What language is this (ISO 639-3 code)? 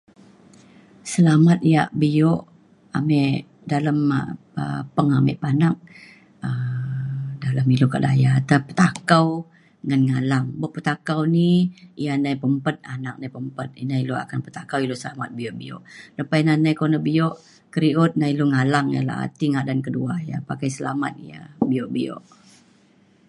xkl